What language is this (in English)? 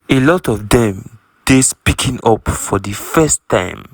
Nigerian Pidgin